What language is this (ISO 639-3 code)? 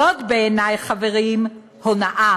heb